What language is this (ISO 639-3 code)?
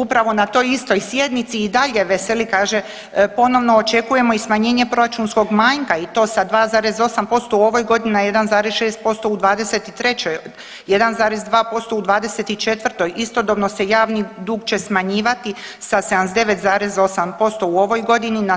hrv